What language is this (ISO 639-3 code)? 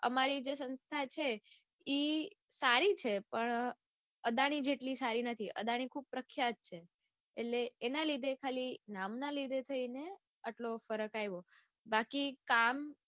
guj